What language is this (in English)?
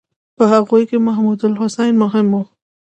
Pashto